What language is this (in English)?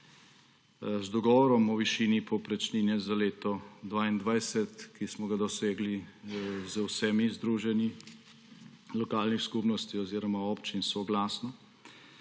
Slovenian